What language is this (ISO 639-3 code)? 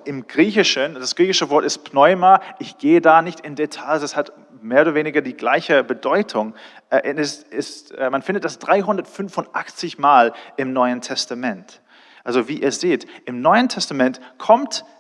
deu